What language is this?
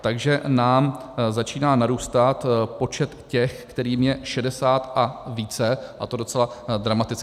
Czech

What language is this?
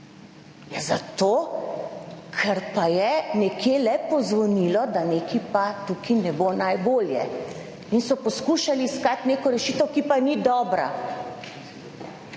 Slovenian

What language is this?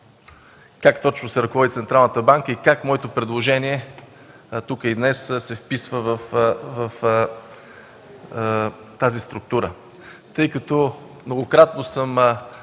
Bulgarian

